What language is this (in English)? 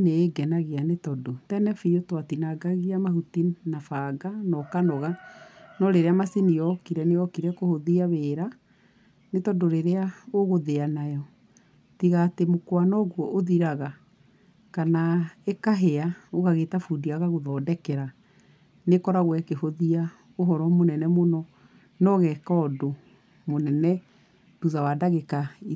Kikuyu